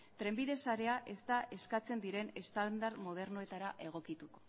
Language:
Basque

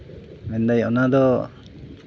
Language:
Santali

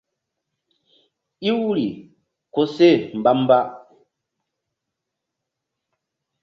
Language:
Mbum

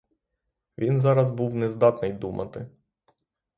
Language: Ukrainian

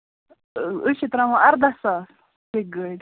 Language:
Kashmiri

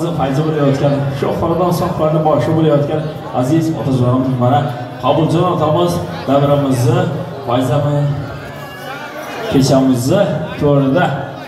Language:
Arabic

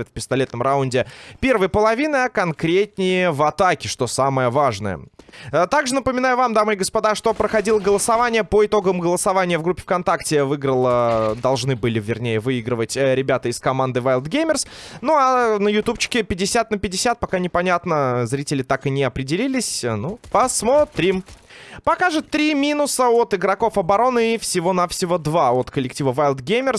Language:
Russian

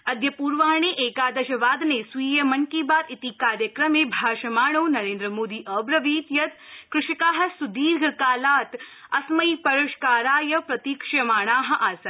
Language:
Sanskrit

